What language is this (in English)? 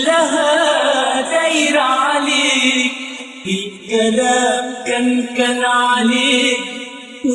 Arabic